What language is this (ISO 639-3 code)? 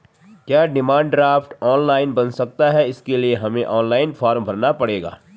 hin